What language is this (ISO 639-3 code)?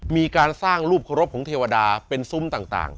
tha